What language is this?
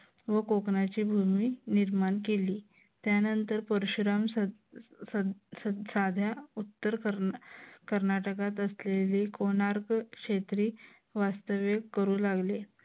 Marathi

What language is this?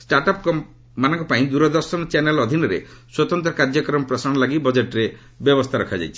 Odia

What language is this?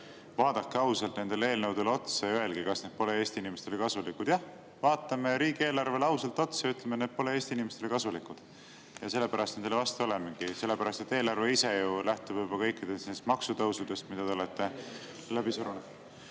Estonian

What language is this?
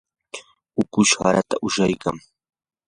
Yanahuanca Pasco Quechua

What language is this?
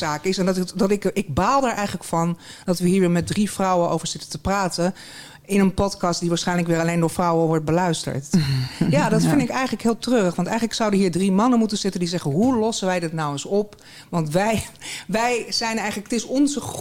Dutch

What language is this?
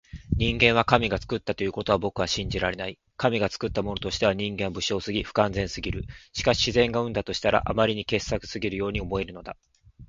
Japanese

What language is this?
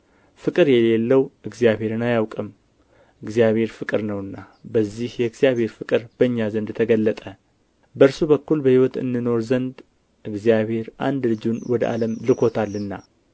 Amharic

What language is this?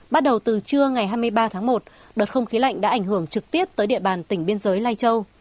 Vietnamese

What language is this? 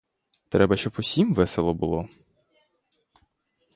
Ukrainian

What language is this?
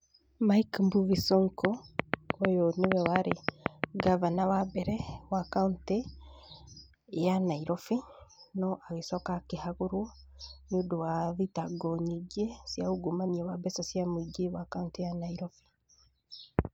Kikuyu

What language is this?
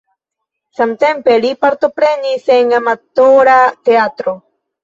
Esperanto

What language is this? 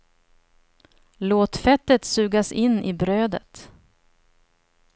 Swedish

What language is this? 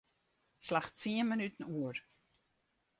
Western Frisian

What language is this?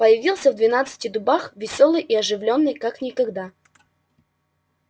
Russian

